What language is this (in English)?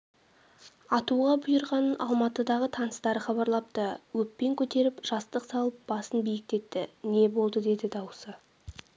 Kazakh